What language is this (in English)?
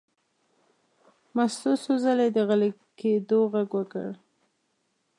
Pashto